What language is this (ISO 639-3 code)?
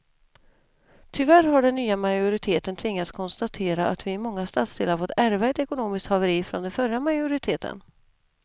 swe